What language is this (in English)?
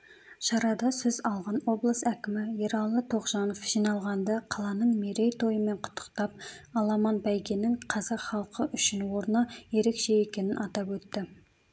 Kazakh